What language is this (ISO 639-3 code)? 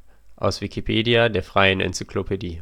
deu